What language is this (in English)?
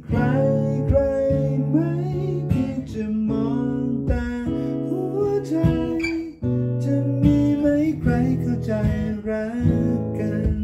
Thai